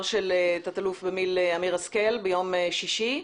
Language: Hebrew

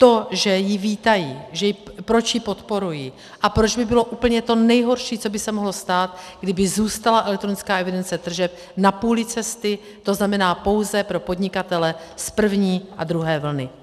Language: Czech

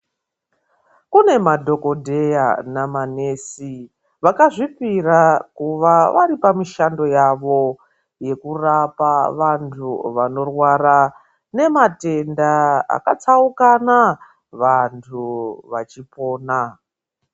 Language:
Ndau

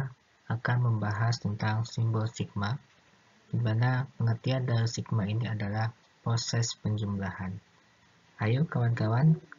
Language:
Indonesian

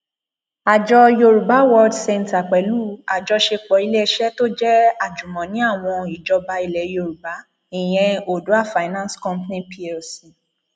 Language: Yoruba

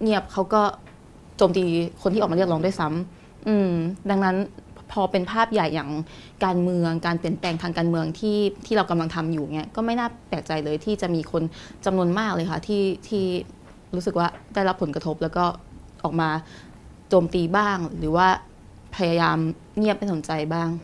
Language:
Thai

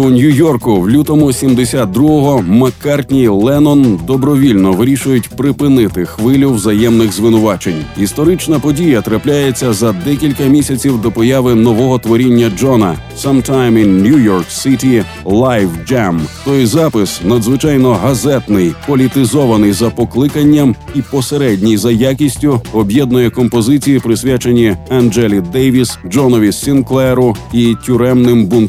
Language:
Ukrainian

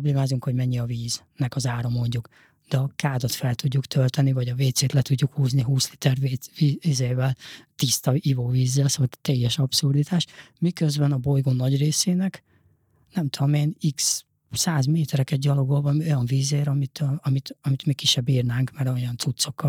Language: Hungarian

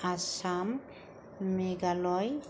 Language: Bodo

